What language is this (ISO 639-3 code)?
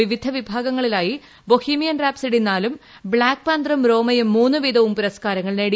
mal